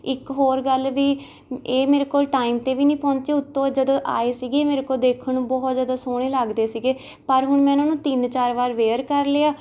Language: Punjabi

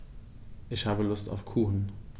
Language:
German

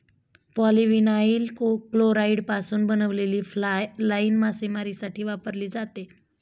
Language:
Marathi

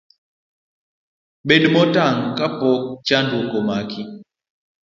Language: Luo (Kenya and Tanzania)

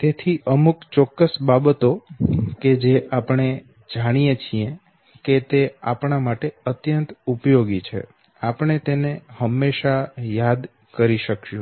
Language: Gujarati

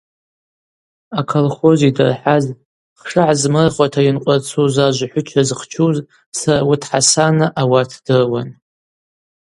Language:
Abaza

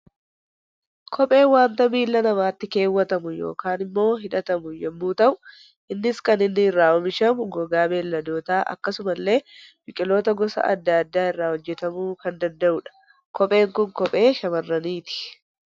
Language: Oromo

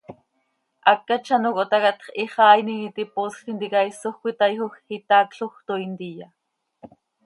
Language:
Seri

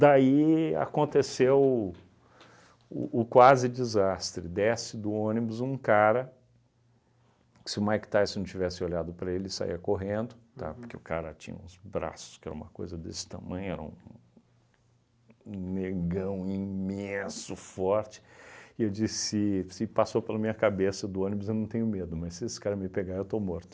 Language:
Portuguese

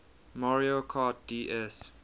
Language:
English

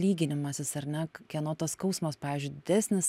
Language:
Lithuanian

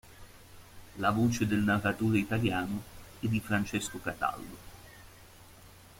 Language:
Italian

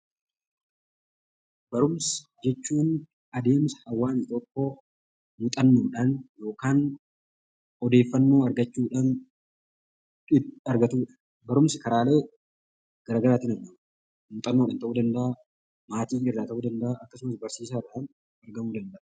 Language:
Oromo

